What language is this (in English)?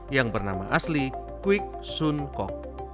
Indonesian